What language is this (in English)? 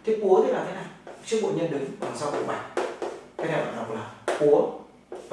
Vietnamese